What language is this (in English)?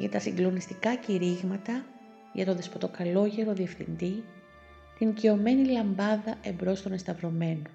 Greek